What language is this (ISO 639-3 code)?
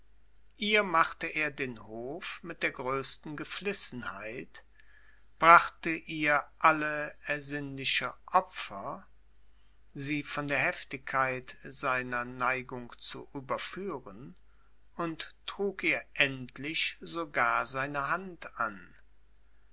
deu